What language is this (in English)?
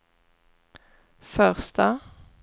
Swedish